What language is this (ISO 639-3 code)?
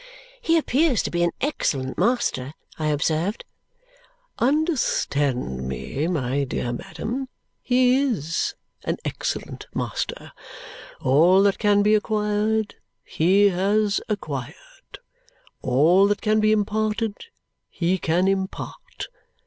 eng